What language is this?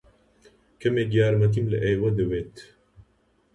Central Kurdish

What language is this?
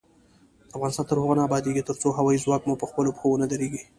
Pashto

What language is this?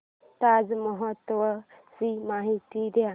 Marathi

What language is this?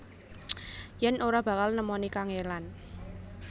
Javanese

